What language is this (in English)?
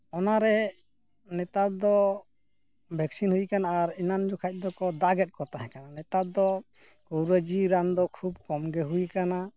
Santali